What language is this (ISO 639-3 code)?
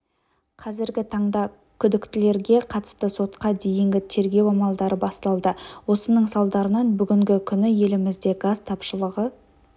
kaz